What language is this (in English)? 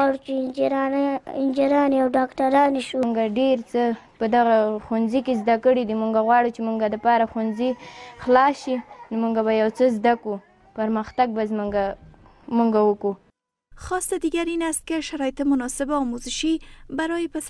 Persian